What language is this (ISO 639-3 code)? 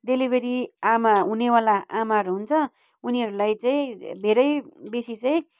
nep